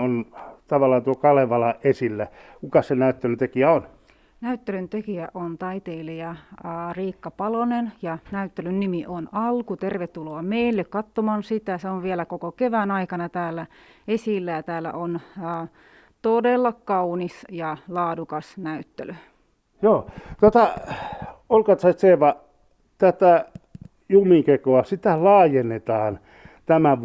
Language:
Finnish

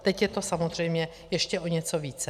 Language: Czech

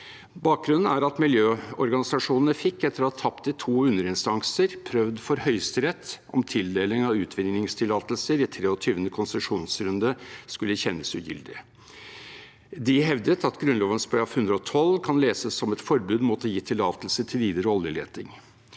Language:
Norwegian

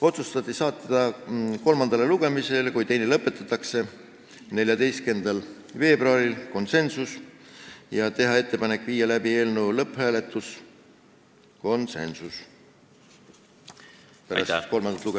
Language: Estonian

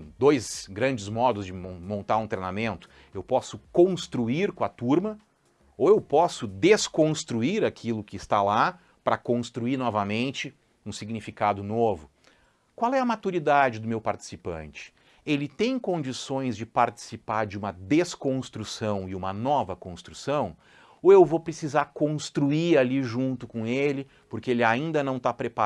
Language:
Portuguese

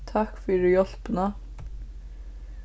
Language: Faroese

